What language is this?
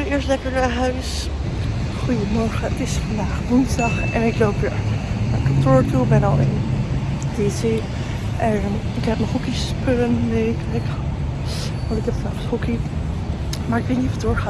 Dutch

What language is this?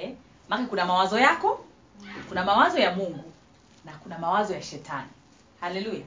Swahili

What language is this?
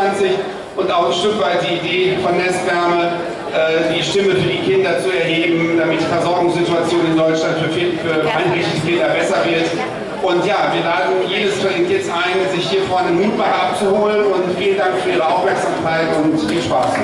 German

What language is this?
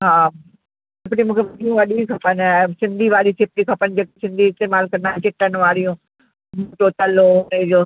Sindhi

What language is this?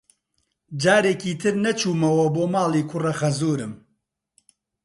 Central Kurdish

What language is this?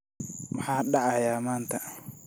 Somali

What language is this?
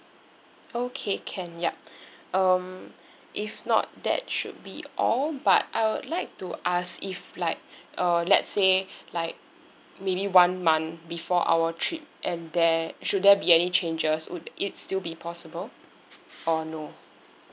English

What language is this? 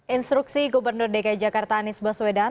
Indonesian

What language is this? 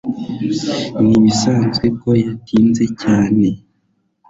Kinyarwanda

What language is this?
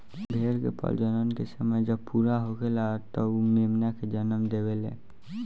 Bhojpuri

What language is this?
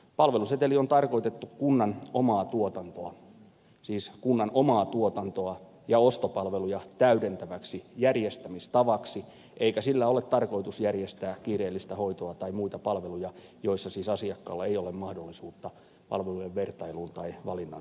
Finnish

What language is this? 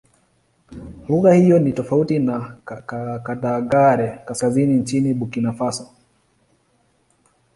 Swahili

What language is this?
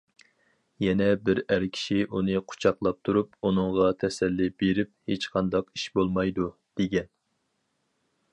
Uyghur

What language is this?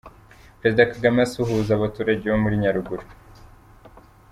Kinyarwanda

